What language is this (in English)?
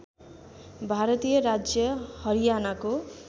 Nepali